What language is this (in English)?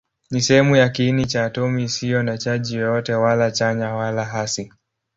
Swahili